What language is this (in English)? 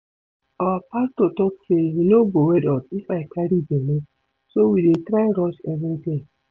Nigerian Pidgin